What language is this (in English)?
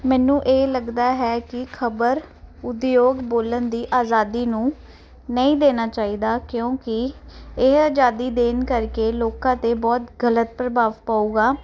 Punjabi